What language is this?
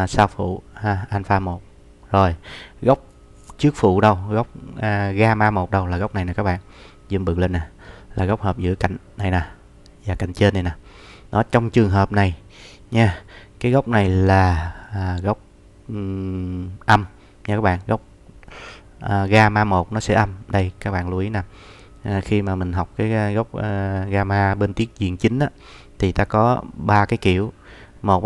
Vietnamese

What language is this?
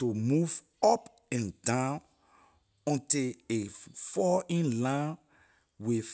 Liberian English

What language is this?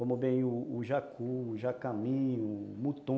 Portuguese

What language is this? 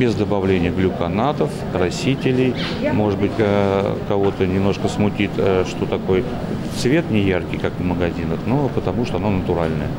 Russian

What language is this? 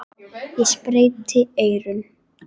Icelandic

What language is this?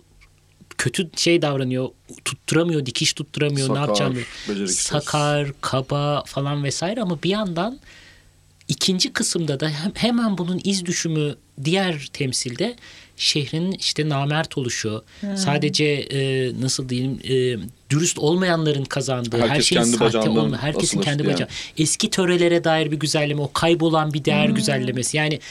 Turkish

